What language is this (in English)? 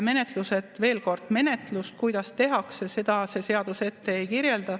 Estonian